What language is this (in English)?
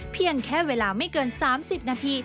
Thai